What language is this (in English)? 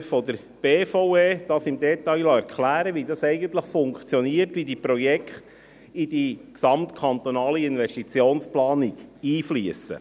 Swiss German